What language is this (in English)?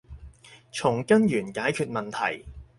Cantonese